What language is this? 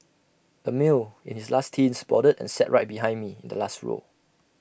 English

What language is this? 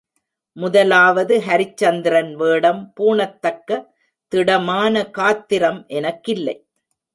Tamil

